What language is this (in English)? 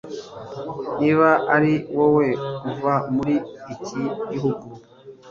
Kinyarwanda